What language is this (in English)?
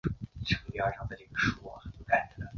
Chinese